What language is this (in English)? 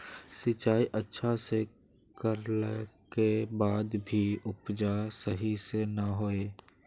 Magahi